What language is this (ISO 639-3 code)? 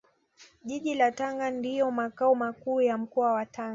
swa